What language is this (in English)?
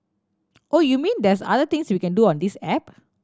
English